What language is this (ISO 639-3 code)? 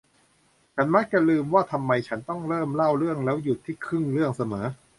tha